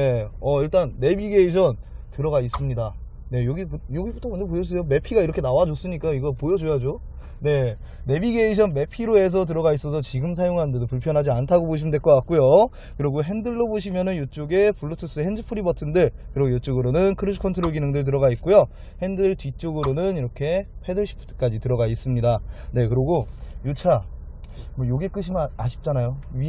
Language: Korean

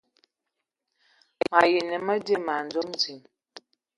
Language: Ewondo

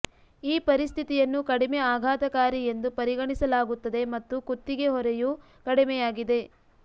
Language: Kannada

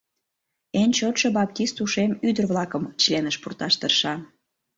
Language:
Mari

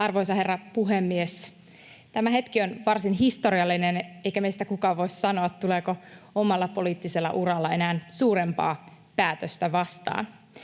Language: Finnish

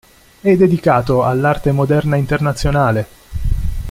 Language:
Italian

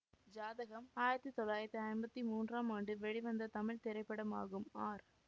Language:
Tamil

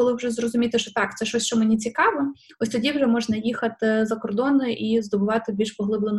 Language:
Ukrainian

